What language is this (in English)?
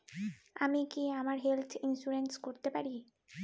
Bangla